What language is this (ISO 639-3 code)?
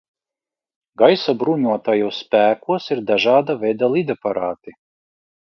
lav